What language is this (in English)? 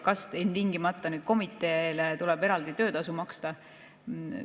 Estonian